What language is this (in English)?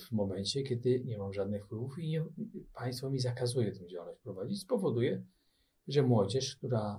Polish